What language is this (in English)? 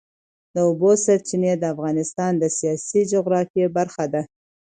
Pashto